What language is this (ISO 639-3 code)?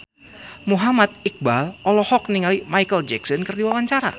sun